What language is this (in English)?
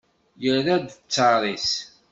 Kabyle